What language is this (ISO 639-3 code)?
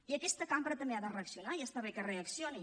cat